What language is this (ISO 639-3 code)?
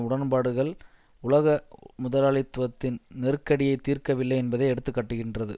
tam